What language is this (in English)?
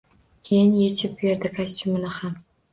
Uzbek